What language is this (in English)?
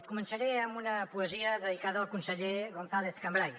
Catalan